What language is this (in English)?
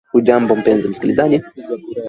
Swahili